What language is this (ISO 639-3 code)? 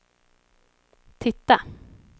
swe